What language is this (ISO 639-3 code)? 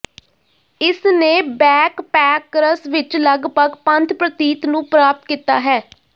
pan